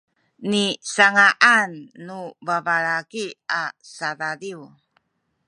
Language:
Sakizaya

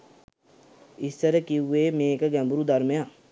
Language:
Sinhala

